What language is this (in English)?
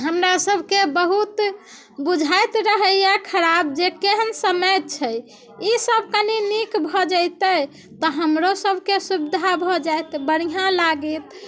Maithili